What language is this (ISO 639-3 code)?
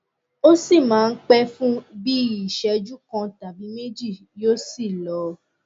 yor